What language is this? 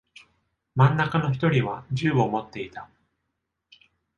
Japanese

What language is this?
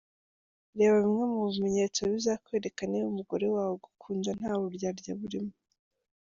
Kinyarwanda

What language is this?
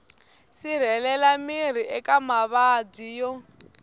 Tsonga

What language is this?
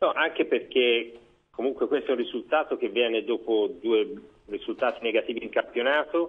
Italian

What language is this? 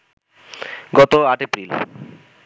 Bangla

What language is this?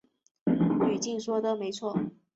Chinese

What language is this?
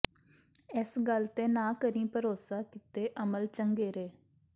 Punjabi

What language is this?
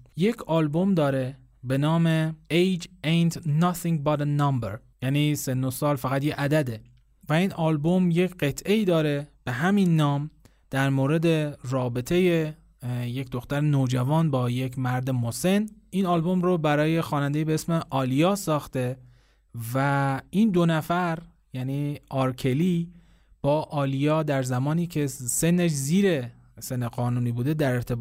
Persian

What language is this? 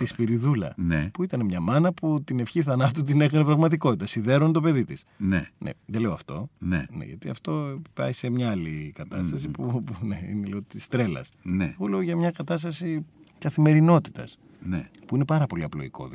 Greek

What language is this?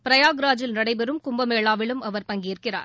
Tamil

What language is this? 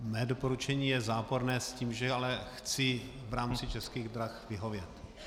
Czech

